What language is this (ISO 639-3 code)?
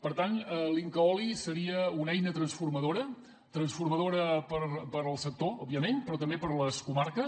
cat